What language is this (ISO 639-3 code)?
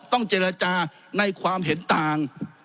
tha